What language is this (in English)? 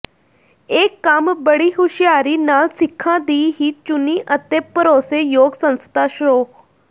Punjabi